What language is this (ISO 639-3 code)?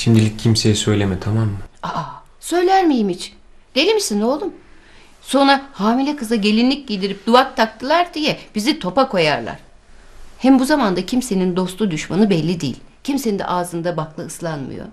tur